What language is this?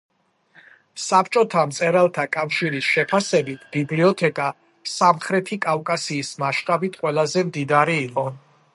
Georgian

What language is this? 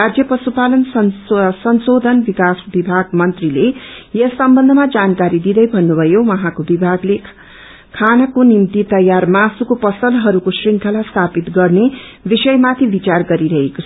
Nepali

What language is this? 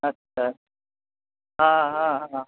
Urdu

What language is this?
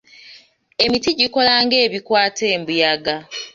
Ganda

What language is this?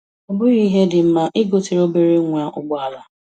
Igbo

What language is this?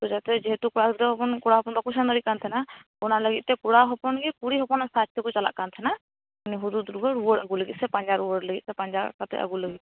Santali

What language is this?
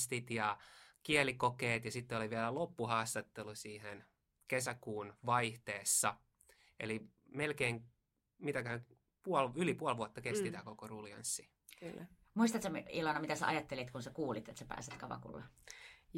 Finnish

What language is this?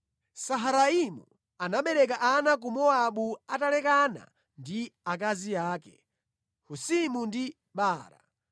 Nyanja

